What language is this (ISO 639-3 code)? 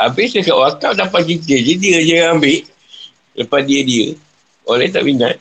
msa